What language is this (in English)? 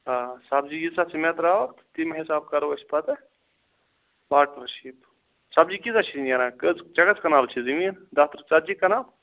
Kashmiri